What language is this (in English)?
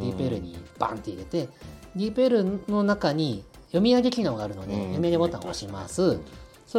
Japanese